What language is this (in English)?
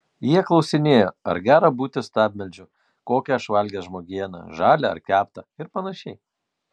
Lithuanian